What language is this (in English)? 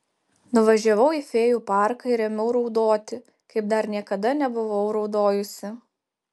Lithuanian